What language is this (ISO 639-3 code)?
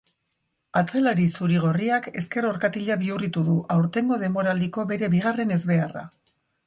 eus